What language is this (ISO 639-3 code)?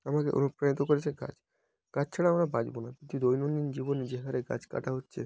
ben